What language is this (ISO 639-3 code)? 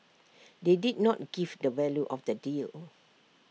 eng